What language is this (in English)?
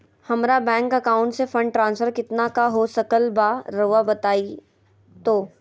Magahi